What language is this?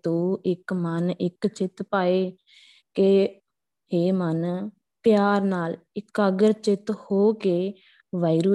Punjabi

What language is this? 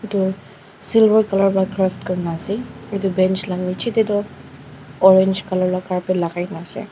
Naga Pidgin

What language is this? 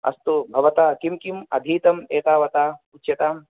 Sanskrit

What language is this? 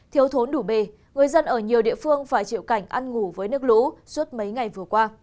Vietnamese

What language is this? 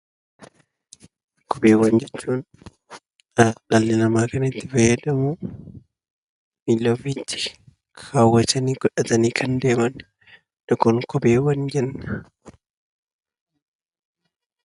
Oromo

